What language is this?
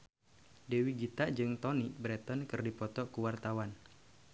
Sundanese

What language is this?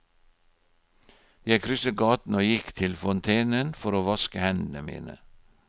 Norwegian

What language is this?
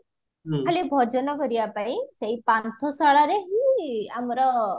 Odia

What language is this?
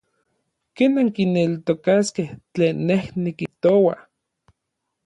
Orizaba Nahuatl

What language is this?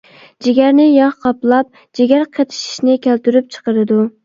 Uyghur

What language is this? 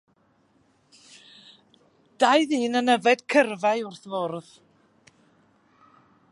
Welsh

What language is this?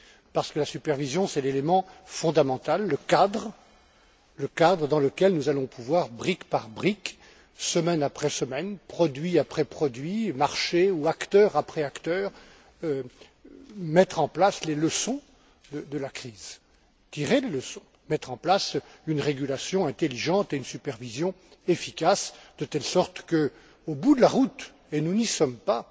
French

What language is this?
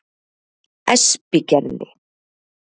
Icelandic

